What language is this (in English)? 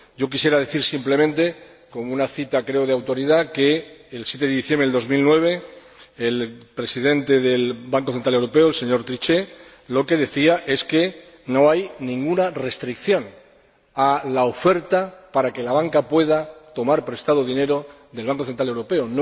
Spanish